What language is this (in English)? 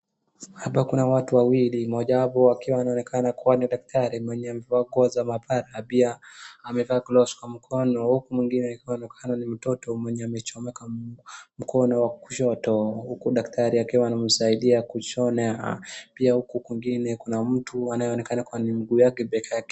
Swahili